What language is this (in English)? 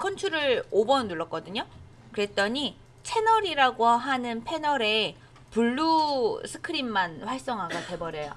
Korean